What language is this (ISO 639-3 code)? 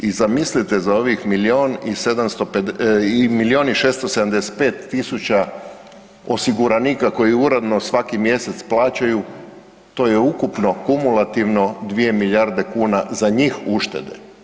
hrv